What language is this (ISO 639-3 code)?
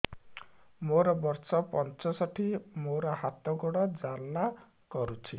ori